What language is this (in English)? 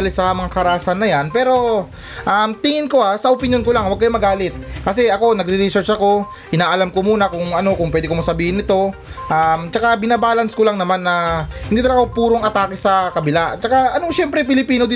Filipino